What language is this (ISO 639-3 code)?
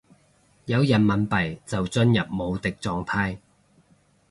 yue